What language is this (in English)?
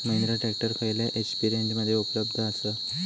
Marathi